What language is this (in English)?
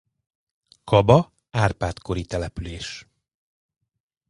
Hungarian